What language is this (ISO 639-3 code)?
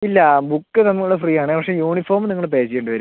mal